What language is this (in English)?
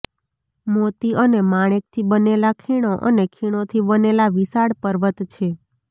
Gujarati